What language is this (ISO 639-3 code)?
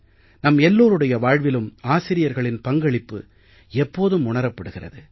tam